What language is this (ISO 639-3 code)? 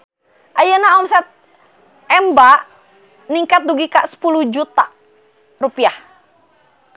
sun